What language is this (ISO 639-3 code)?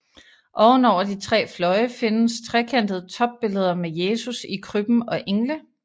dan